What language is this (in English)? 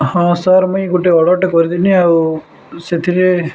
Odia